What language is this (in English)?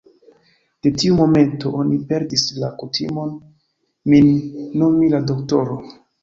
Esperanto